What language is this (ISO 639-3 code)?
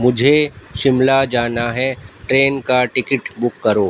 urd